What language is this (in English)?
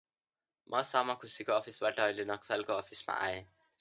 Nepali